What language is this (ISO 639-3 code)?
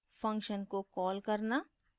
hin